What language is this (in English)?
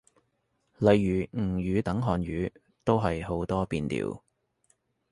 Cantonese